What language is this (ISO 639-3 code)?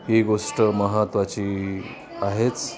mar